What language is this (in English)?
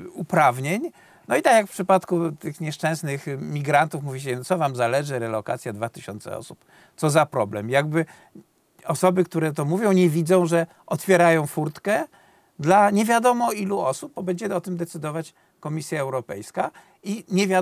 Polish